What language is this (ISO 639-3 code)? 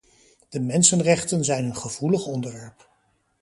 nld